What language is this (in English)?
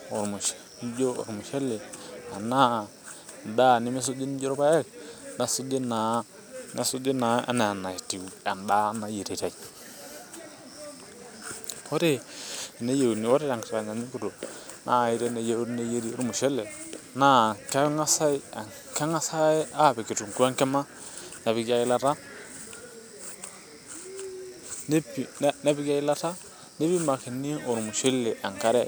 Masai